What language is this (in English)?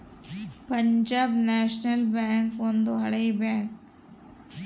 Kannada